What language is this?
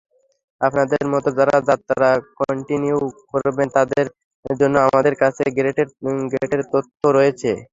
Bangla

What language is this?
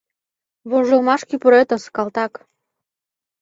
Mari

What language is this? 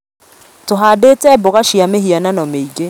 Kikuyu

